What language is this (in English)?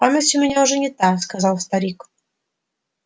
Russian